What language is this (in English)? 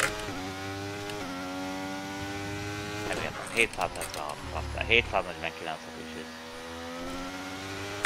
Hungarian